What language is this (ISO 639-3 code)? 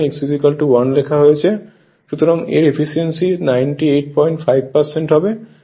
ben